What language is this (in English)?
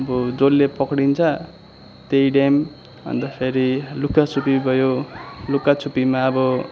Nepali